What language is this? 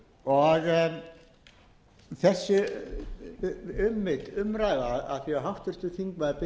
Icelandic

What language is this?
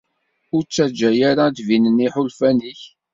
Kabyle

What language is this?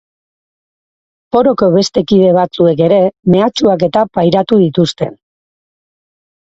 Basque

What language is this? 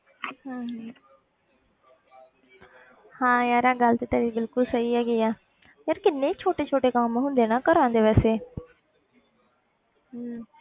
Punjabi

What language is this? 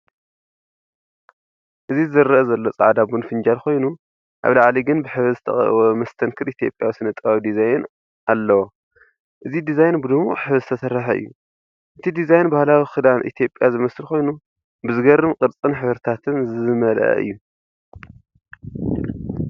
Tigrinya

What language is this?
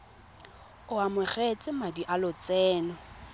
Tswana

